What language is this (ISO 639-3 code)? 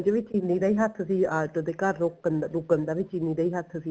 pan